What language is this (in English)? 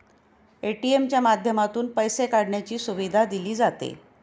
Marathi